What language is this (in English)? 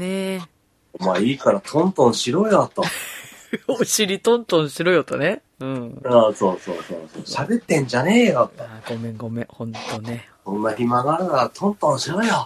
Japanese